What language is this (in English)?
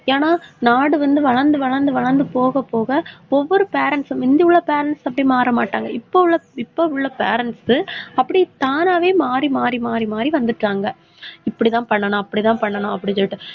Tamil